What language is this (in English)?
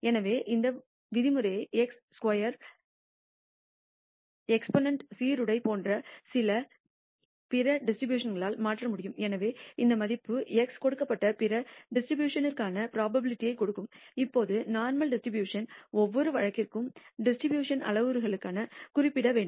Tamil